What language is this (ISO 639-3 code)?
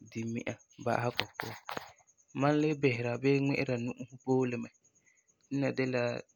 gur